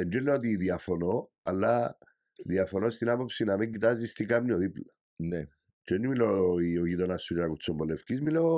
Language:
Greek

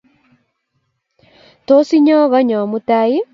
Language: Kalenjin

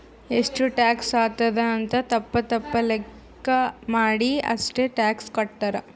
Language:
Kannada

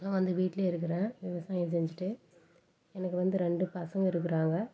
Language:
Tamil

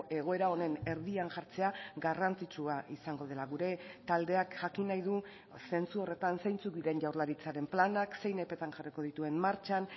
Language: Basque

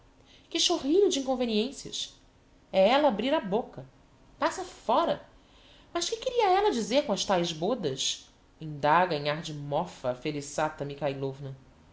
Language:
Portuguese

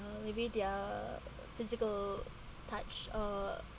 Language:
English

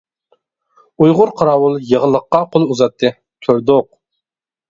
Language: Uyghur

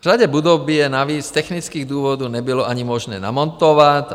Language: Czech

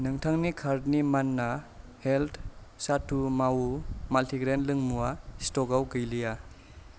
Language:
Bodo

